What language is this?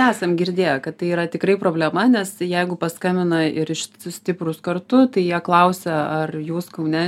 Lithuanian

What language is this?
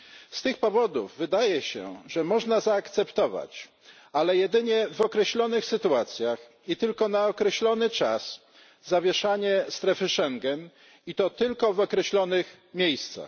Polish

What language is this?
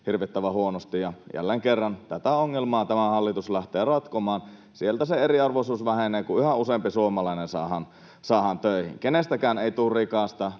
Finnish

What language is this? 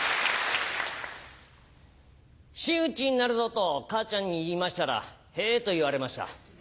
Japanese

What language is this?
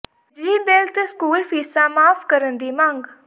Punjabi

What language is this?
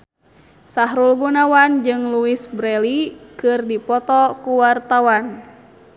Sundanese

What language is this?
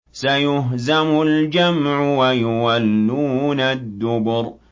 Arabic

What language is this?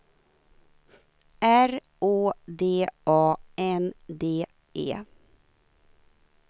Swedish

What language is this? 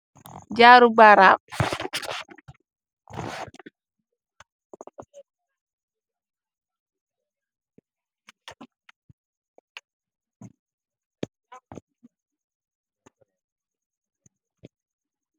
Wolof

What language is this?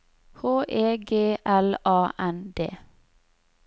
Norwegian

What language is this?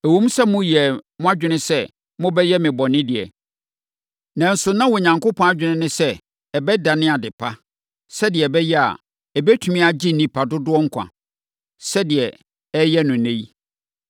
Akan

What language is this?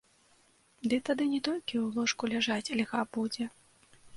Belarusian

